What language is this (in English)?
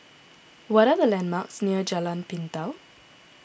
English